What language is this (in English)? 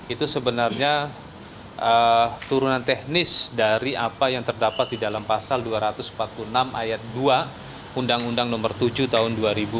Indonesian